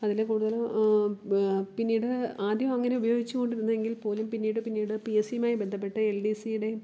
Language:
Malayalam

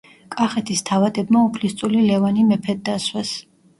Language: Georgian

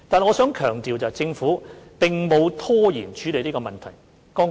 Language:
Cantonese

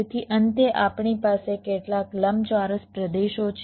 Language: Gujarati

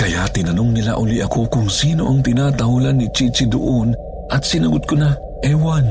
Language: Filipino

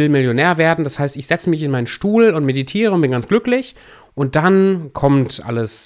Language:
German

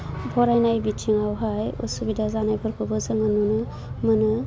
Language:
Bodo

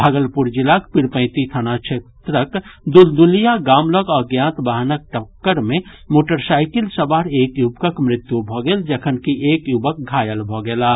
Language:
Maithili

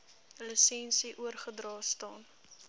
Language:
Afrikaans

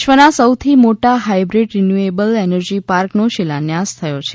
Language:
Gujarati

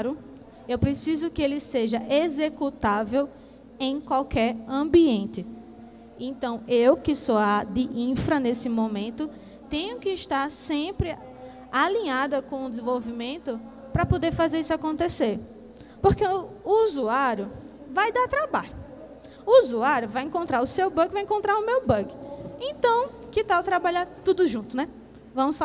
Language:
Portuguese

